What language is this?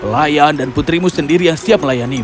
Indonesian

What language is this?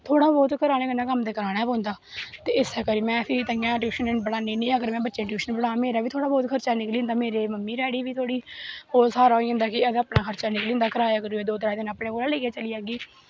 Dogri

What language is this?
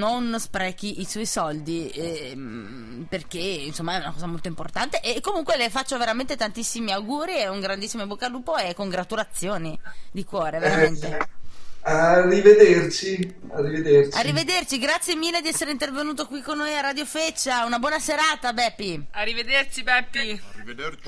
Italian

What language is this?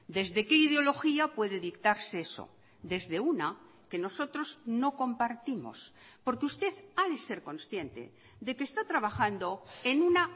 Spanish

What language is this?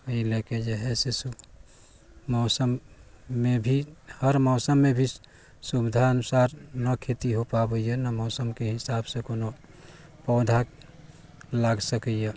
Maithili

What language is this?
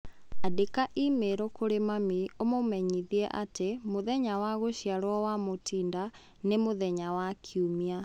Kikuyu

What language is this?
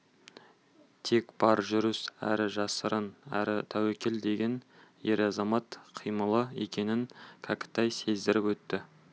Kazakh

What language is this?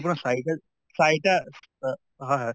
Assamese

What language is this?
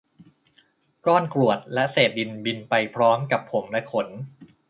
Thai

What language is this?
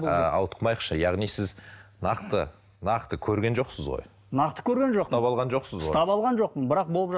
Kazakh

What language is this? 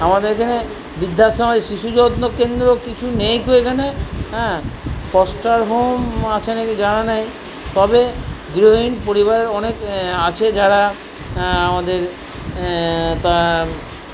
Bangla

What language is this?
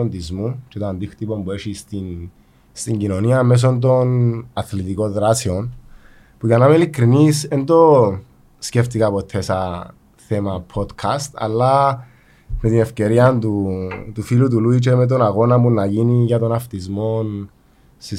Greek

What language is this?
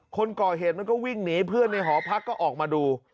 Thai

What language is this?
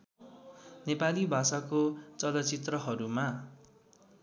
Nepali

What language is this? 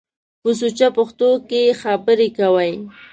Pashto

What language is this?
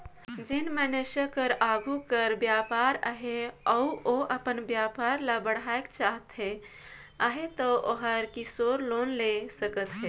Chhattisgarhi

